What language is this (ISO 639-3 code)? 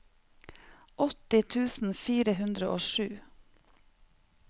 nor